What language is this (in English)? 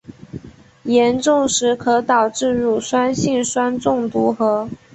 Chinese